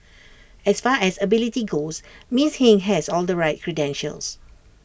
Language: English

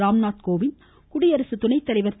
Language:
Tamil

